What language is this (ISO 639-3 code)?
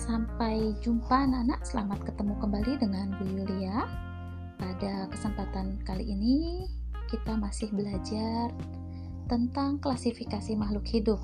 ind